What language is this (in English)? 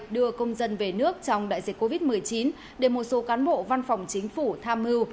Vietnamese